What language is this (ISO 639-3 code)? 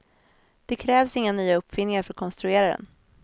swe